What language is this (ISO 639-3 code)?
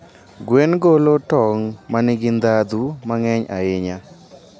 luo